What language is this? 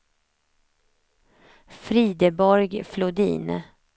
Swedish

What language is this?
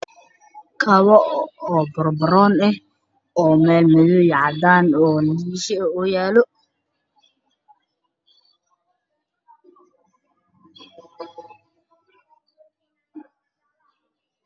Somali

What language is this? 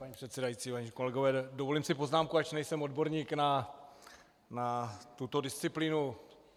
Czech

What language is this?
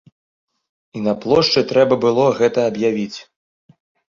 Belarusian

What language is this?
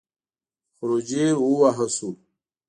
Pashto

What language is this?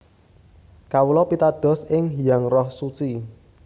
Javanese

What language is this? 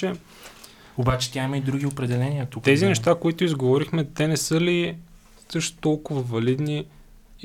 Bulgarian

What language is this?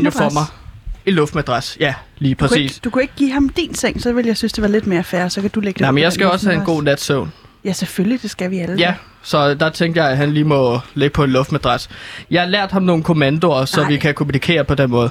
Danish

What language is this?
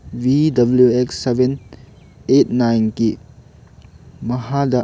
Manipuri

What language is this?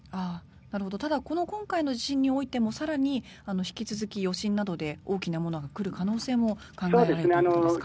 Japanese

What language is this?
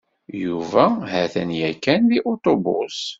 Kabyle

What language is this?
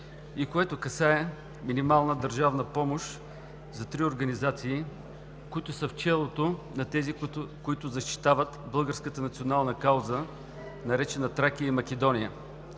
Bulgarian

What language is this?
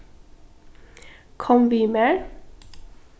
Faroese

